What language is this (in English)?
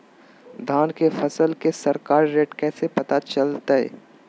Magahi